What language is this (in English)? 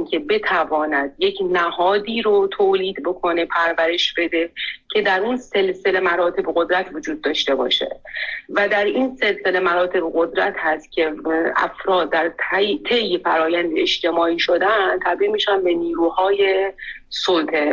Persian